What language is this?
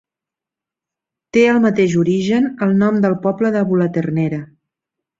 Catalan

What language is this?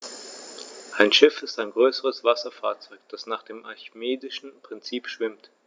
German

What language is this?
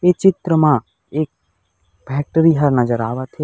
Chhattisgarhi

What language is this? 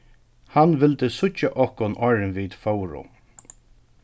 Faroese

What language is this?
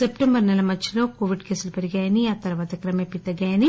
Telugu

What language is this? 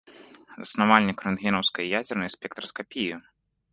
Belarusian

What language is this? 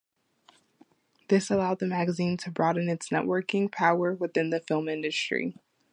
English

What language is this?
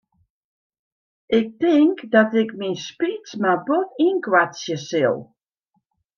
Western Frisian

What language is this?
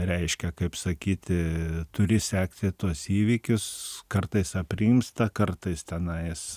Lithuanian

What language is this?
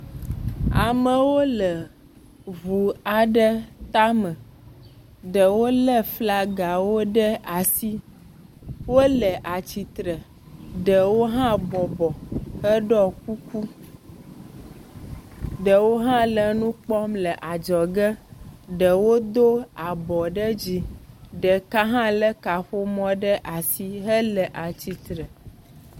Ewe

